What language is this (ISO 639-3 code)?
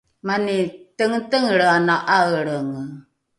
dru